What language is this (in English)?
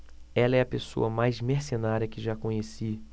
Portuguese